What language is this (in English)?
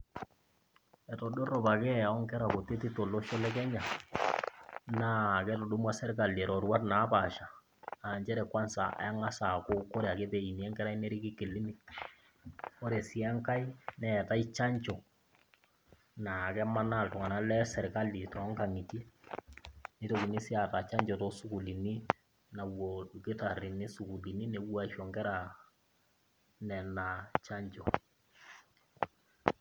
Masai